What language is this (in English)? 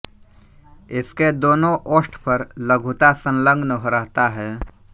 Hindi